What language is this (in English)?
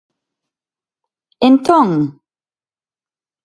Galician